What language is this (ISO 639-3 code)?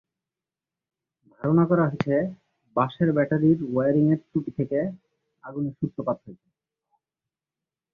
ben